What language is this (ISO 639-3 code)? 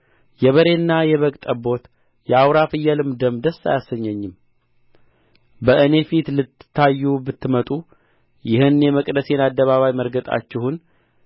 amh